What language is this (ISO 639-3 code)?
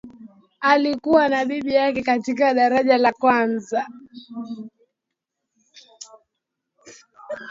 swa